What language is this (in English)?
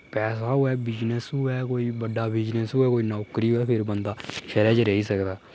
Dogri